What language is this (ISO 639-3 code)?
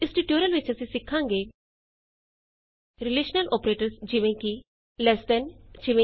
pan